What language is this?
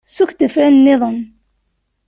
Kabyle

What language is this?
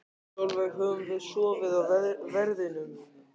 Icelandic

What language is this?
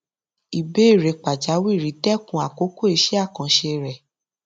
Yoruba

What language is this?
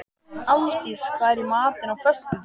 Icelandic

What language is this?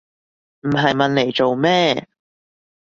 Cantonese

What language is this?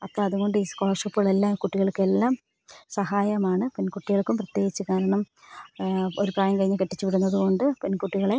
Malayalam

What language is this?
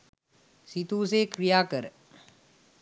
Sinhala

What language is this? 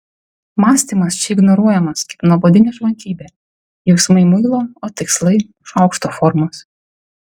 Lithuanian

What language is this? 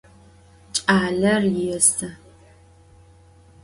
Adyghe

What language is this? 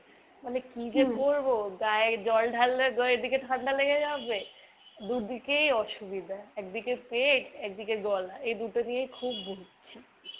Bangla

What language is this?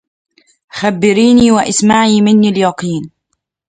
Arabic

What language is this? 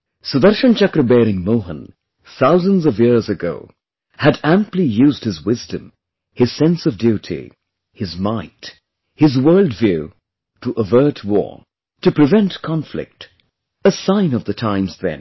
English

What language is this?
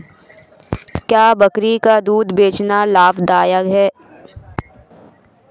Hindi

